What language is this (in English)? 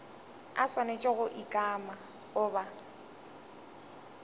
Northern Sotho